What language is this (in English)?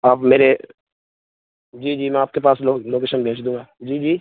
Urdu